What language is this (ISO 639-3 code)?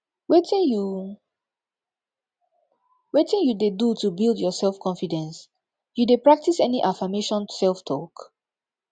pcm